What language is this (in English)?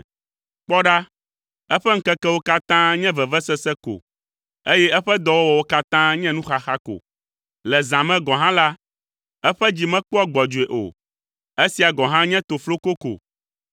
Ewe